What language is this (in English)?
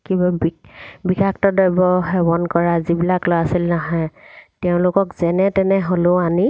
Assamese